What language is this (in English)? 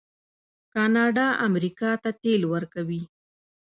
Pashto